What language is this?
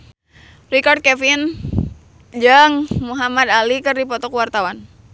Sundanese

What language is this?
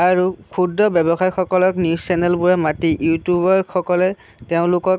Assamese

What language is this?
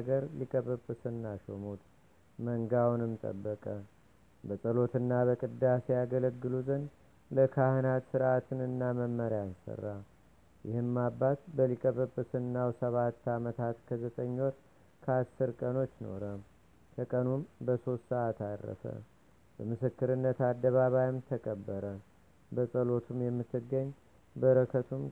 Amharic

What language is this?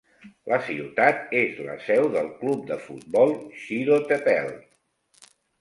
Catalan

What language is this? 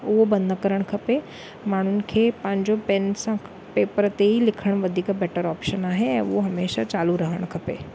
Sindhi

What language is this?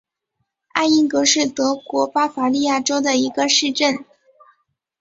Chinese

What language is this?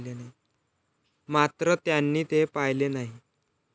Marathi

